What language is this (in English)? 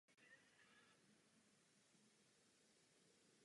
Czech